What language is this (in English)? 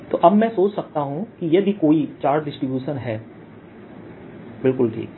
Hindi